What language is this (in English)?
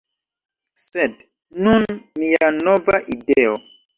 Esperanto